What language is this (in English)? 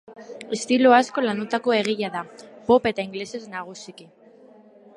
Basque